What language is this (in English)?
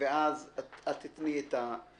Hebrew